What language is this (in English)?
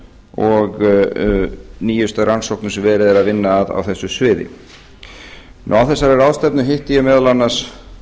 Icelandic